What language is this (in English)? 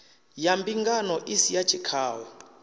Venda